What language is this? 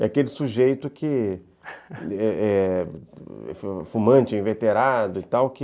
Portuguese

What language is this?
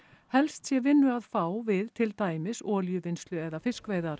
Icelandic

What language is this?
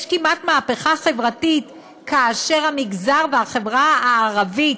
Hebrew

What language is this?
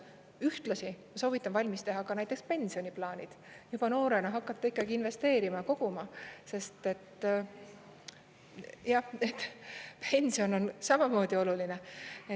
Estonian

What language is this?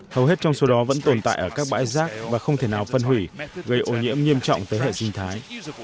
Vietnamese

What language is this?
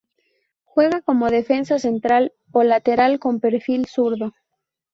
Spanish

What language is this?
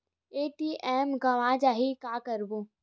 Chhattisgarhi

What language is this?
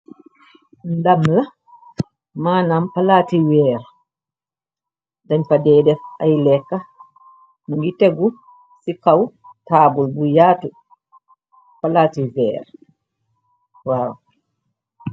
Wolof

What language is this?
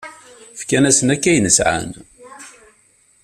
Kabyle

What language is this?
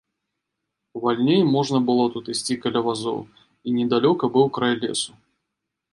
Belarusian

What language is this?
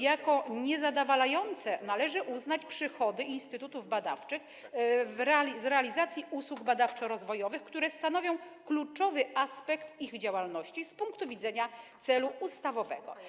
Polish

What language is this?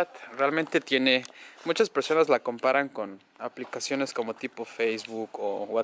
Spanish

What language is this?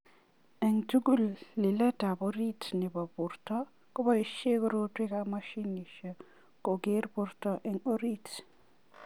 Kalenjin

